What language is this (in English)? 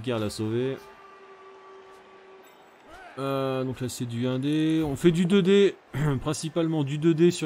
French